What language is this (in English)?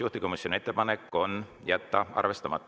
Estonian